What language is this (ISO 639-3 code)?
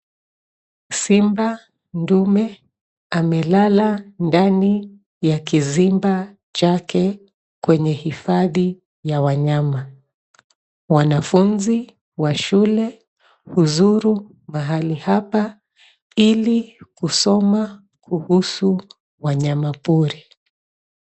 swa